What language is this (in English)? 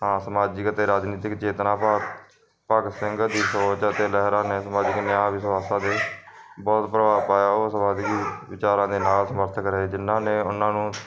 Punjabi